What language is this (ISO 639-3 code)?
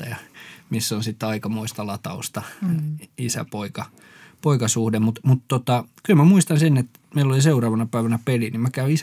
fin